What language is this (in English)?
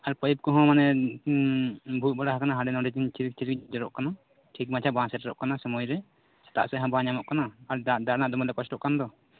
Santali